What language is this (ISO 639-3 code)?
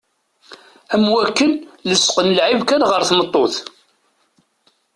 kab